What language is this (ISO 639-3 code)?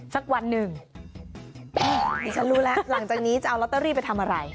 tha